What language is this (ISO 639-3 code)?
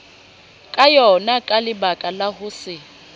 sot